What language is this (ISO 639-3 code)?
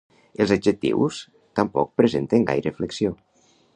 cat